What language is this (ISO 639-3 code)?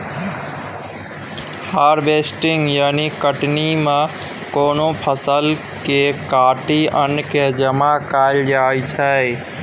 mai